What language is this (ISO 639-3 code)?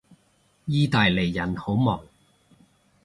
yue